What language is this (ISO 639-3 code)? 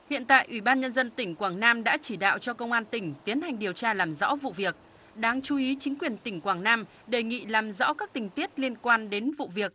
vie